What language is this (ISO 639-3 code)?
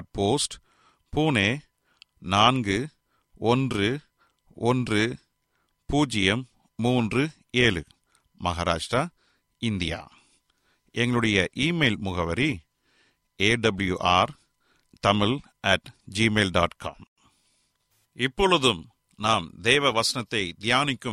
tam